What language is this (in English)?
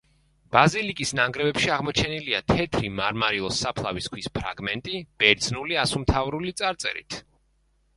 Georgian